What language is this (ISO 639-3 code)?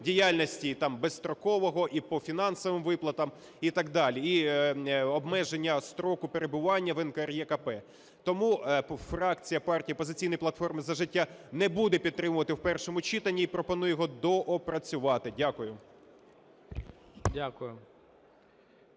ukr